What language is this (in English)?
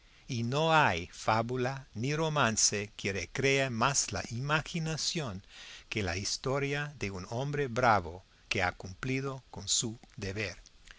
Spanish